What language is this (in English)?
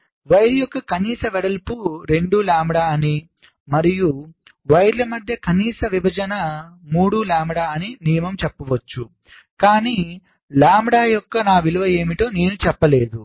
Telugu